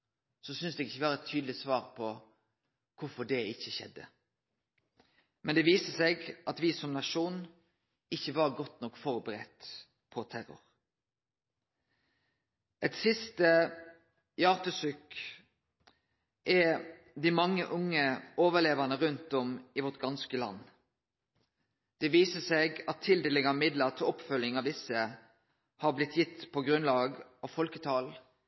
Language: Norwegian Nynorsk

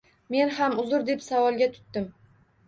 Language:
Uzbek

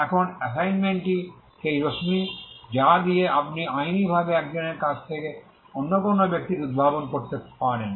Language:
Bangla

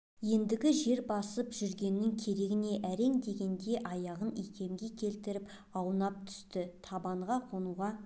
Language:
Kazakh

